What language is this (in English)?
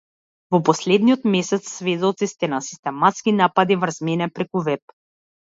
Macedonian